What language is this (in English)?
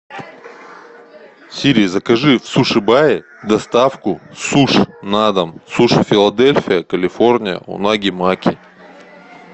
Russian